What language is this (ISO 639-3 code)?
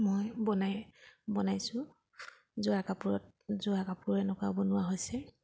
asm